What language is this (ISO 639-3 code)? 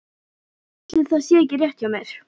isl